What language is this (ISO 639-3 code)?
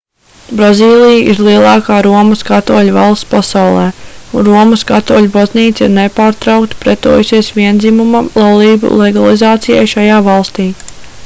lav